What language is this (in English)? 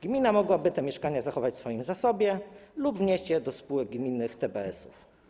Polish